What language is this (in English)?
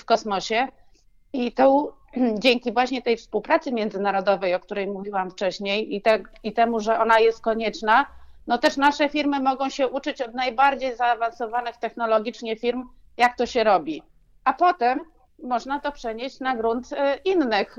Polish